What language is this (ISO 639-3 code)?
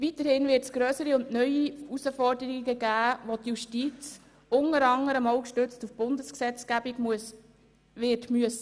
gsw